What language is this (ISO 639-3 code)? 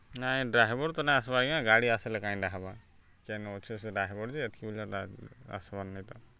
ori